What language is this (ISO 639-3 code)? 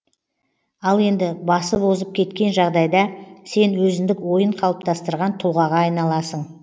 kaz